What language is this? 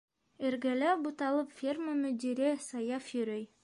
Bashkir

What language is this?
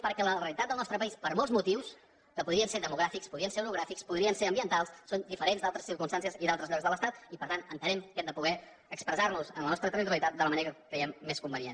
Catalan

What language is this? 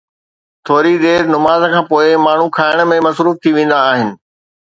Sindhi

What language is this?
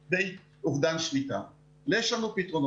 Hebrew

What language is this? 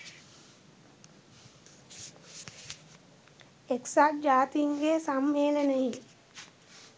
Sinhala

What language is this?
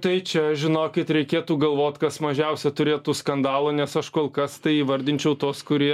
Lithuanian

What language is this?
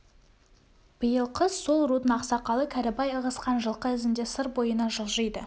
Kazakh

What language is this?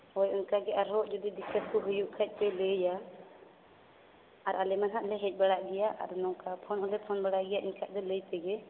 Santali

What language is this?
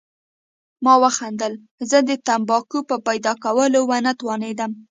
Pashto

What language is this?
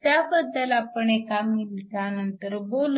Marathi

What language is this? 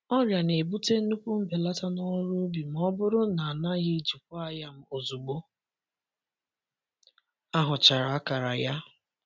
Igbo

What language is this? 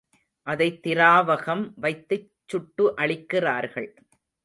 Tamil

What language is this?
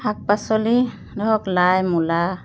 Assamese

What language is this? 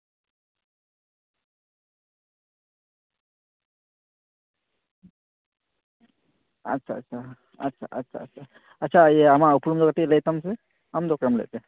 Santali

